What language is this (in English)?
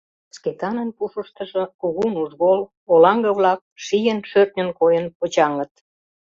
Mari